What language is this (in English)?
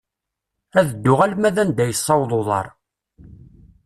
Kabyle